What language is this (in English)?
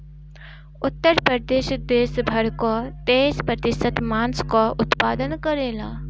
Bhojpuri